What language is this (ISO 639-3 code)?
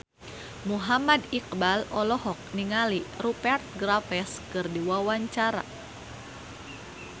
sun